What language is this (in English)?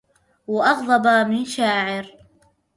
Arabic